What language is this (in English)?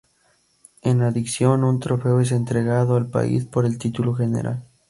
Spanish